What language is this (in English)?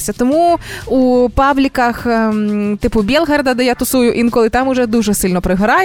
Ukrainian